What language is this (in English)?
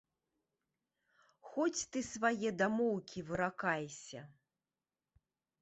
Belarusian